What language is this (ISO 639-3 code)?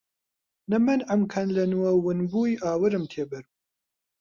ckb